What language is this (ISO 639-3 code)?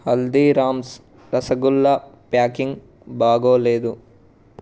tel